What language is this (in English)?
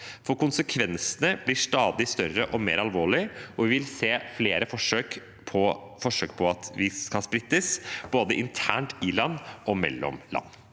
Norwegian